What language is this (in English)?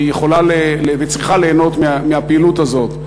Hebrew